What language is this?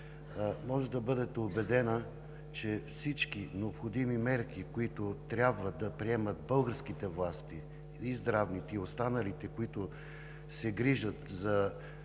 Bulgarian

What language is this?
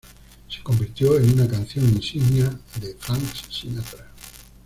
Spanish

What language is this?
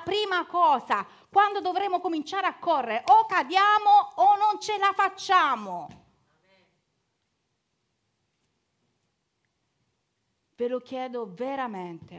Italian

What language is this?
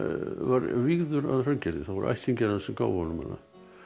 Icelandic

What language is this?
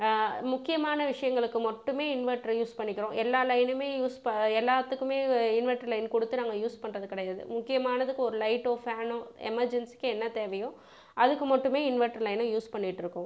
Tamil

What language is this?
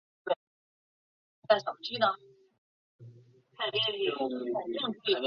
Chinese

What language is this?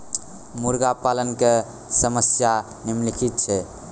Maithili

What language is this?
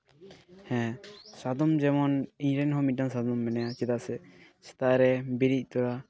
Santali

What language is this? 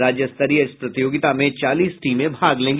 Hindi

